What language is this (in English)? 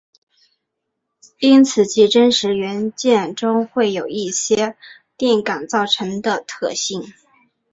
Chinese